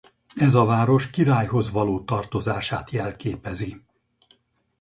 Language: Hungarian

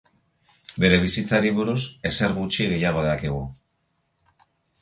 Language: Basque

